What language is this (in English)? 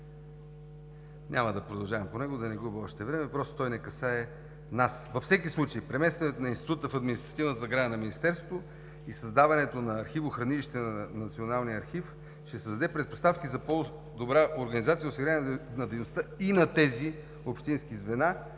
Bulgarian